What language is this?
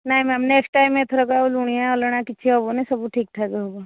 Odia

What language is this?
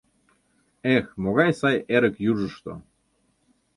Mari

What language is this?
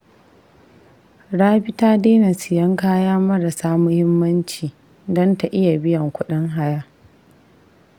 Hausa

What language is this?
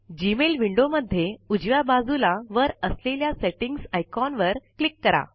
Marathi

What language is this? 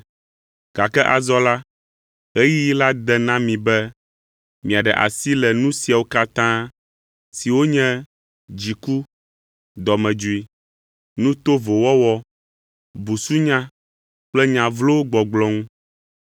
Ewe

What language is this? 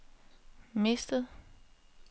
Danish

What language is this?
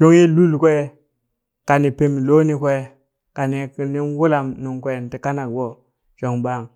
Burak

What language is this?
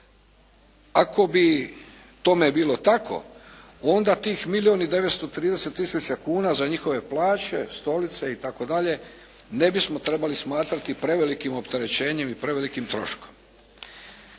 Croatian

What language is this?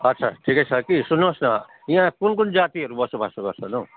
Nepali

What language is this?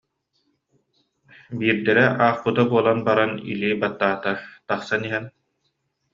Yakut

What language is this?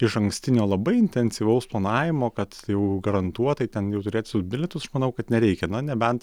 Lithuanian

